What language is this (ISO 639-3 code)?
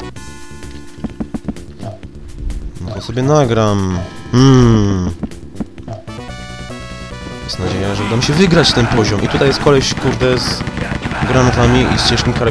pol